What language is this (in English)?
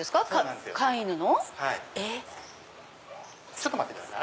Japanese